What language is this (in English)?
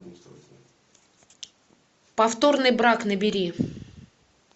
Russian